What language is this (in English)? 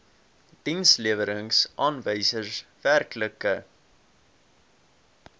Afrikaans